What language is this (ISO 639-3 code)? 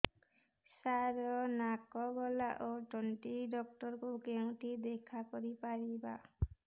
ori